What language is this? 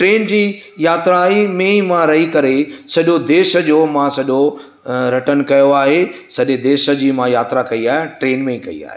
Sindhi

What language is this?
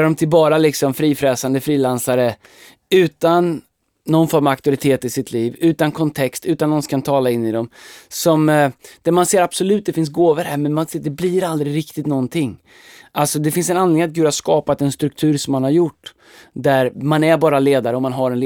Swedish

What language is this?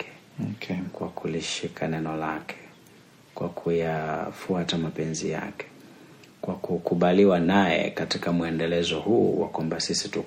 Swahili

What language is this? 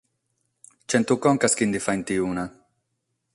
Sardinian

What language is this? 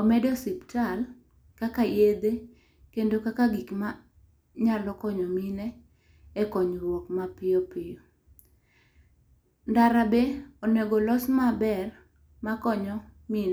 Luo (Kenya and Tanzania)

